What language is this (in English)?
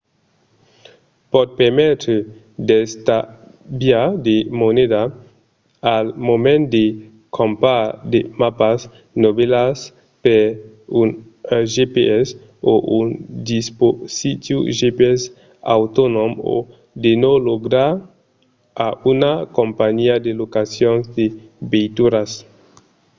Occitan